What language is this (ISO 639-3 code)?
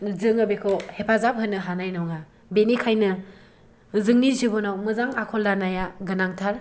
brx